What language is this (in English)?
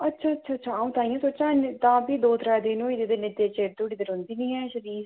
Dogri